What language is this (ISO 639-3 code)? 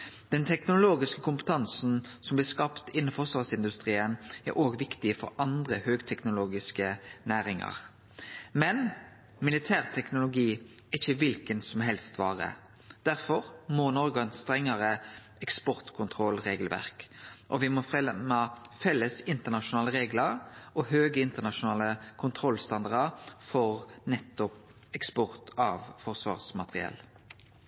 nno